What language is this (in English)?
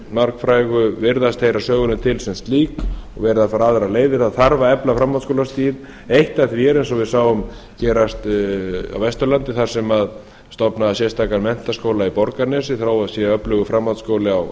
Icelandic